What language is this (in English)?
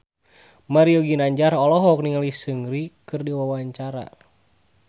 Sundanese